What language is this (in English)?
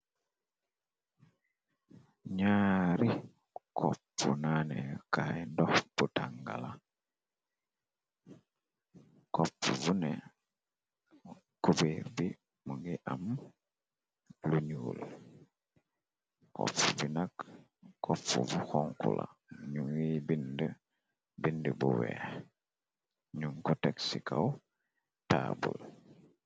Wolof